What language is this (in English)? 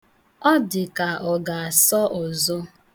Igbo